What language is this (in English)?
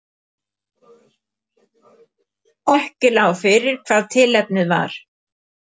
Icelandic